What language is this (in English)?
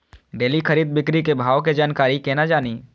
Maithili